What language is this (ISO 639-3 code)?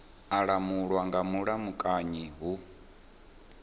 ven